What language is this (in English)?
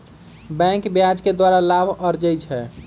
Magahi